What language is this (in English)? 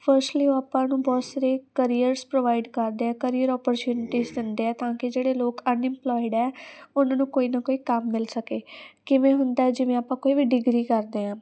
Punjabi